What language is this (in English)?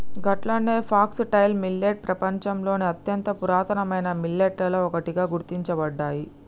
Telugu